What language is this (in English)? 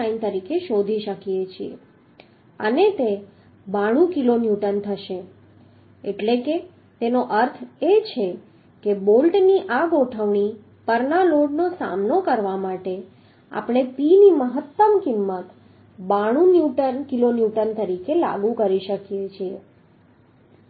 Gujarati